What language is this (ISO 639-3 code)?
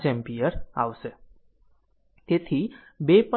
guj